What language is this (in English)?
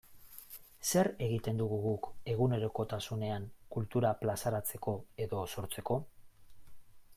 Basque